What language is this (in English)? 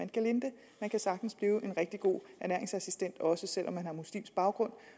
Danish